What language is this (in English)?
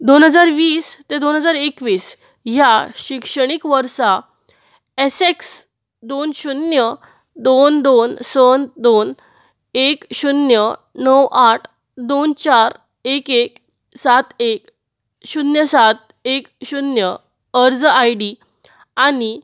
Konkani